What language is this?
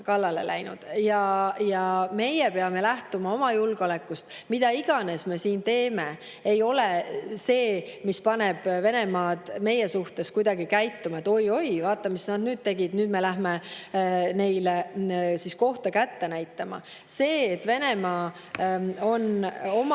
Estonian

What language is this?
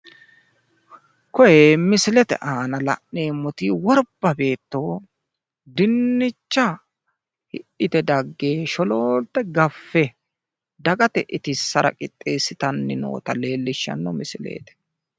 Sidamo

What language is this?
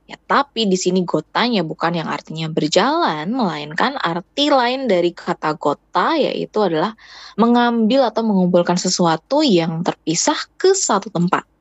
Indonesian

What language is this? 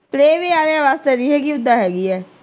Punjabi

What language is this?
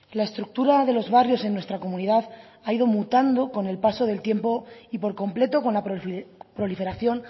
Spanish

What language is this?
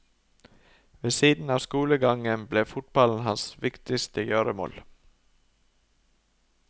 Norwegian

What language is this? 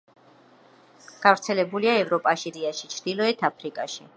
Georgian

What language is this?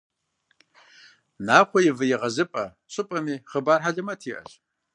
Kabardian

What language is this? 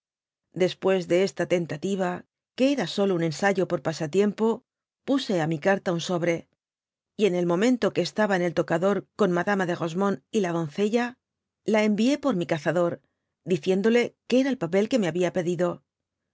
Spanish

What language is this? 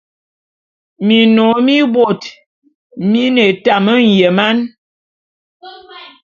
Bulu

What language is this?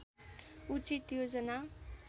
Nepali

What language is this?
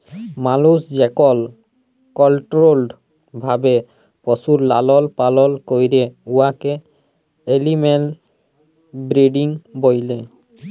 Bangla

